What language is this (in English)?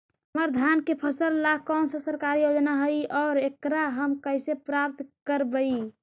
Magahi